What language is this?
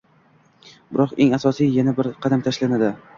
Uzbek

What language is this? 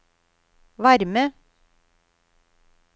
Norwegian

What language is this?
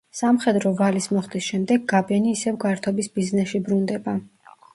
Georgian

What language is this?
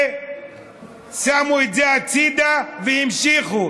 Hebrew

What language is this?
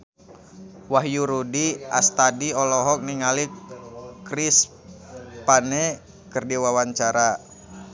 Sundanese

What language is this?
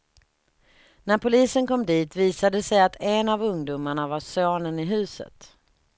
Swedish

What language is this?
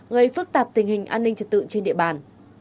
Vietnamese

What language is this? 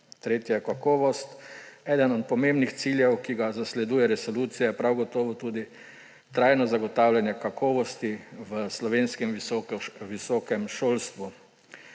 Slovenian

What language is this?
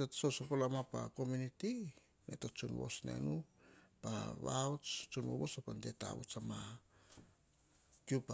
Hahon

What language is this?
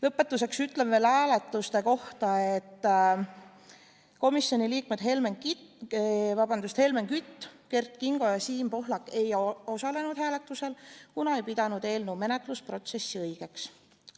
Estonian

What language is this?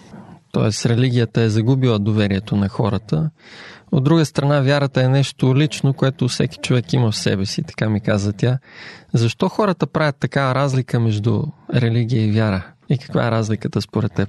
Bulgarian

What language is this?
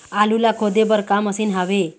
Chhattisgarhi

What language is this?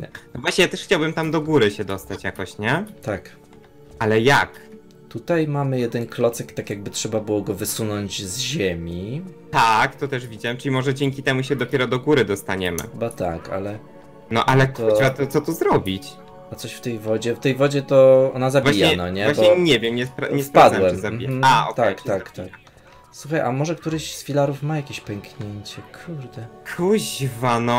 Polish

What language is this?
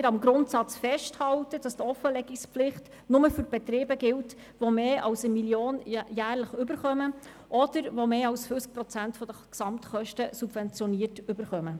Swiss German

